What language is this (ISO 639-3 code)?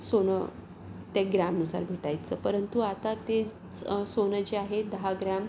mar